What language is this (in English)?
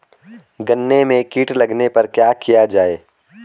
Hindi